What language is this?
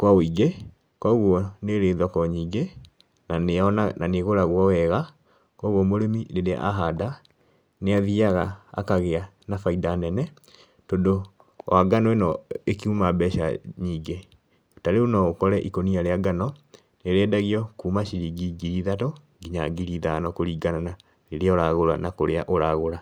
Kikuyu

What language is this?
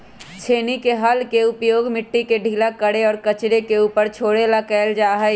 Magahi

